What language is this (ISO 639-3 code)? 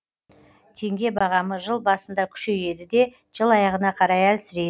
kaz